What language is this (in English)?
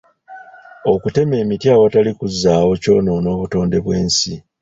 Ganda